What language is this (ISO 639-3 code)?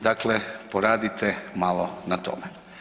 hrv